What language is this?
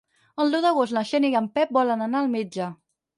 Catalan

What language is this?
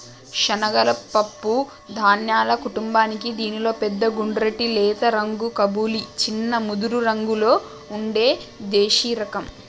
Telugu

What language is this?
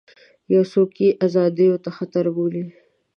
Pashto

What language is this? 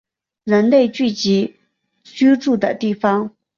Chinese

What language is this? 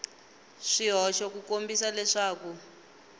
Tsonga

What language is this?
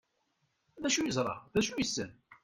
Kabyle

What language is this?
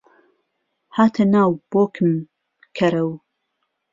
Central Kurdish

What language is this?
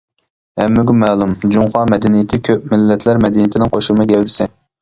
Uyghur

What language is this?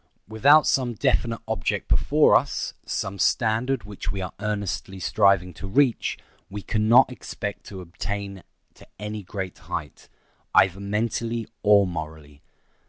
English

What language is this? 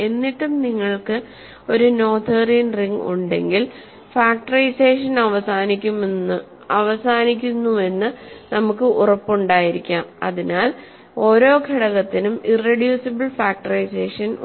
Malayalam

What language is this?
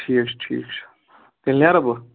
Kashmiri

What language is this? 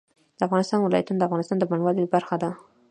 Pashto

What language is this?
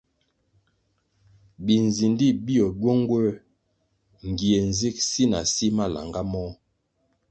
Kwasio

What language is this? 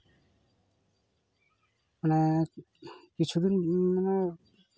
Santali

